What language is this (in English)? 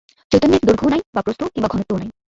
Bangla